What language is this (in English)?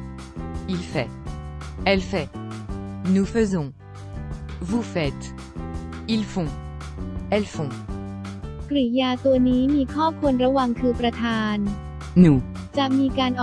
Thai